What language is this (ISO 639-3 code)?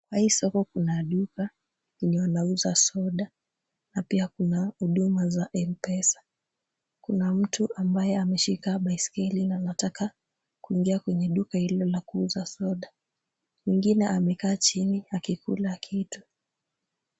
swa